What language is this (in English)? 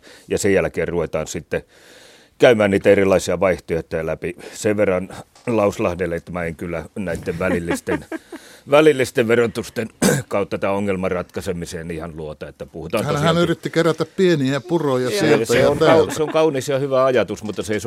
Finnish